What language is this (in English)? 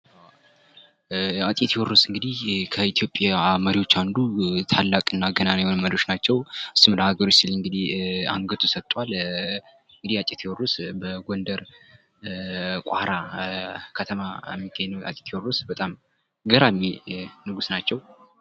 Amharic